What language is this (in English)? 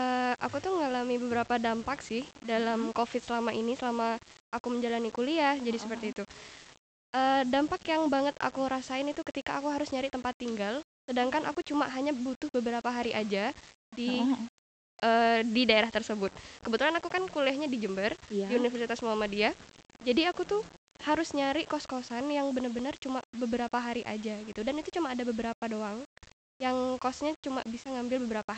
Indonesian